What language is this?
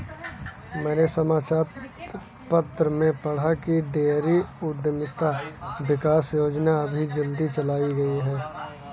Hindi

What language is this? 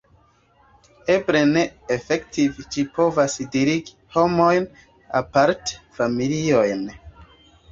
Esperanto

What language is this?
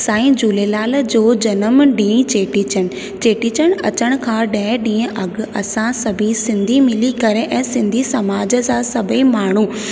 Sindhi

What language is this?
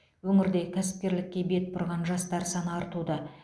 Kazakh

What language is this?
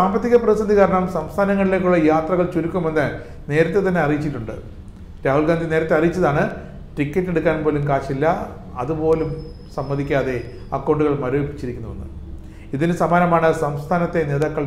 Malayalam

